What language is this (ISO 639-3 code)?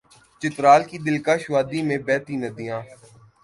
urd